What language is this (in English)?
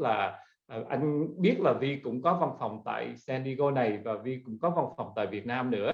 Vietnamese